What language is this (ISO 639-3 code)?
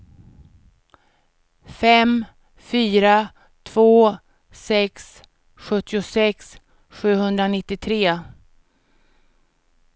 swe